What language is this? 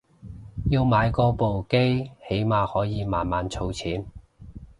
Cantonese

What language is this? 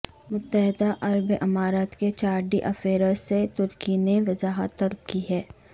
Urdu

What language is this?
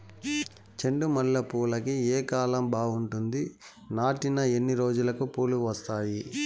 Telugu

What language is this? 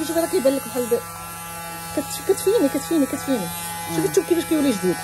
Arabic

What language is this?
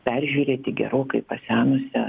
Lithuanian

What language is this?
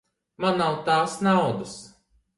Latvian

